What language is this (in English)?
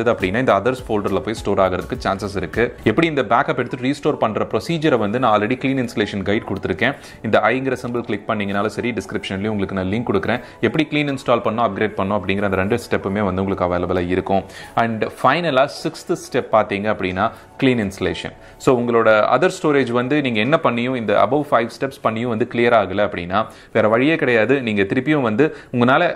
Dutch